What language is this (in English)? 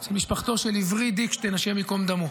Hebrew